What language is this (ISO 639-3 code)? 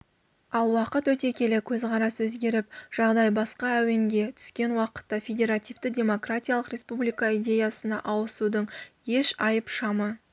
kaz